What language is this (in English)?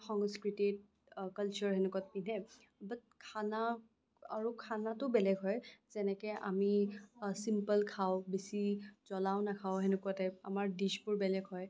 Assamese